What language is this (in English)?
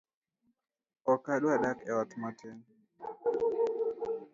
Luo (Kenya and Tanzania)